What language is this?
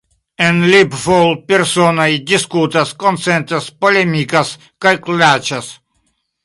Esperanto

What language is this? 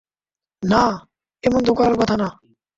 Bangla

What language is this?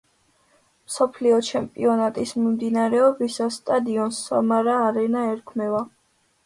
Georgian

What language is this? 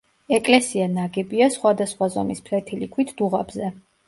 Georgian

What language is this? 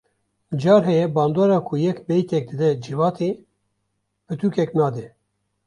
Kurdish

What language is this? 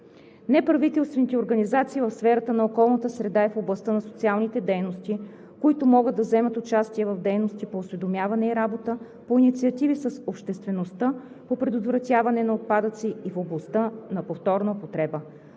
Bulgarian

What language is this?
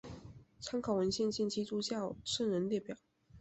Chinese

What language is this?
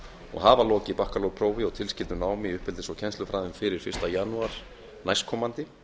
Icelandic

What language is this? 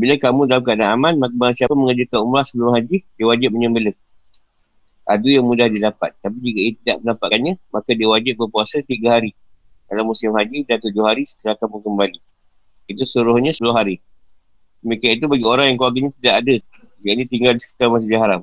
Malay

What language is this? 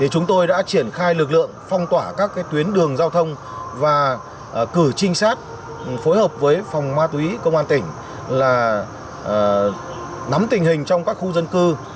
Vietnamese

